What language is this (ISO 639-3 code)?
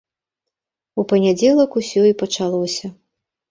bel